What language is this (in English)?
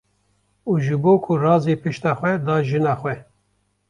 Kurdish